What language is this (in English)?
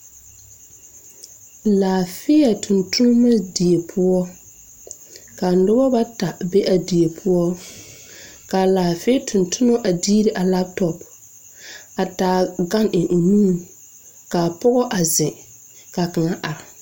Southern Dagaare